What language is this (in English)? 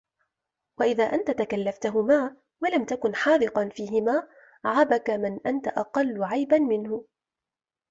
Arabic